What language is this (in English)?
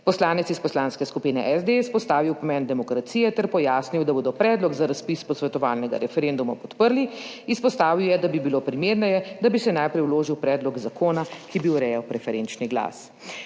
Slovenian